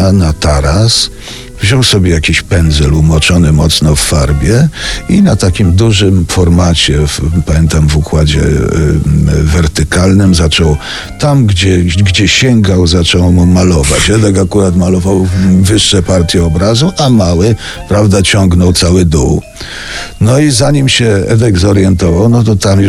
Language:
Polish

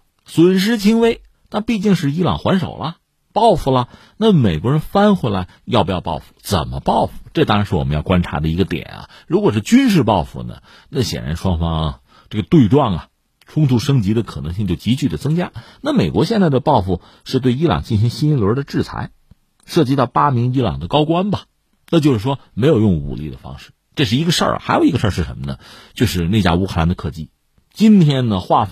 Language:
Chinese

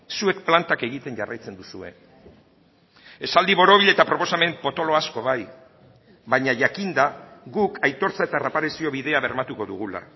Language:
Basque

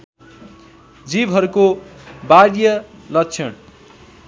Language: Nepali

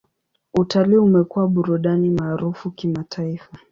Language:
Swahili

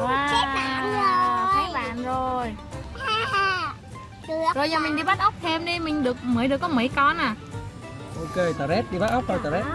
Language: Vietnamese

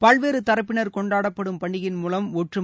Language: Tamil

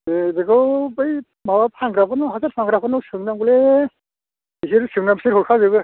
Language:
Bodo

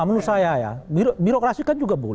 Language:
Indonesian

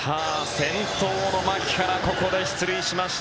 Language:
Japanese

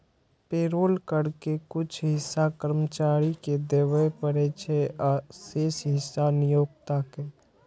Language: Maithili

